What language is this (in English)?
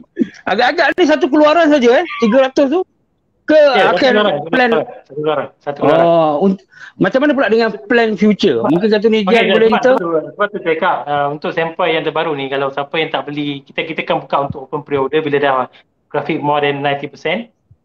Malay